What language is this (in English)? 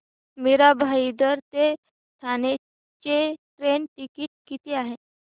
Marathi